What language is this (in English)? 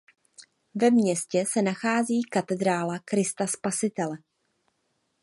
Czech